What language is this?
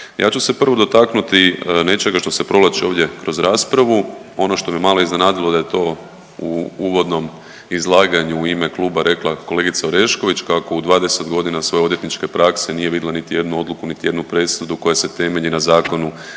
Croatian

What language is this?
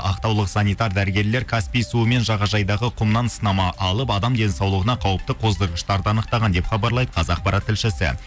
Kazakh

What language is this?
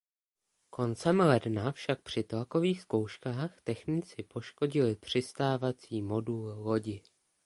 Czech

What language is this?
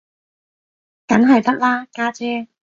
Cantonese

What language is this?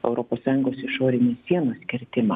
Lithuanian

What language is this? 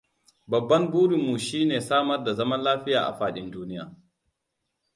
Hausa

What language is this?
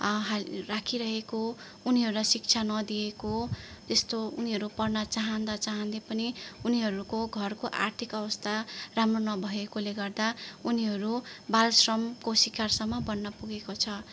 Nepali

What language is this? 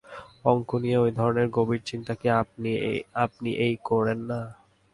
Bangla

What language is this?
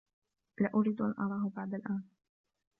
Arabic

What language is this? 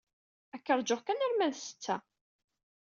Kabyle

